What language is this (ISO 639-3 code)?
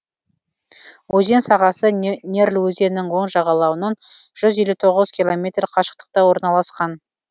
kaz